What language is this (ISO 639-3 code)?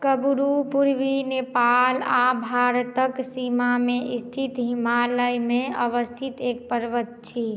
mai